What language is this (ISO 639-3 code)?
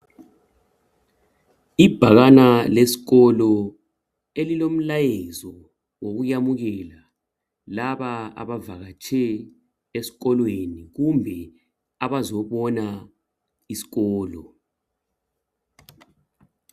nde